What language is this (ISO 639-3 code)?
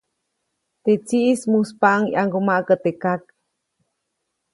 zoc